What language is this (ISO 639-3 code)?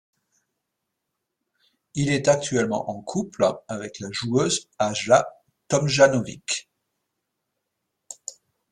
fra